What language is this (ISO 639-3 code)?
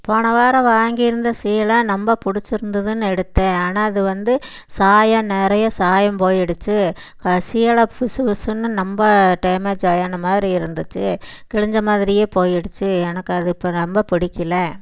tam